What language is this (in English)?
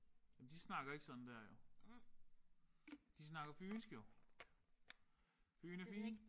Danish